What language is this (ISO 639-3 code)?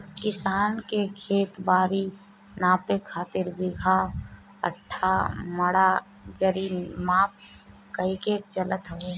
bho